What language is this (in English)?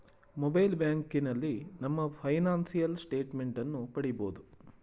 Kannada